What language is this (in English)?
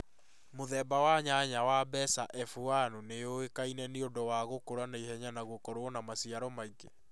Kikuyu